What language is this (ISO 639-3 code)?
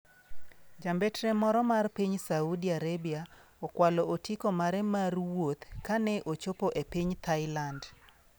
luo